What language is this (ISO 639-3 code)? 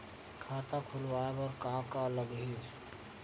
hne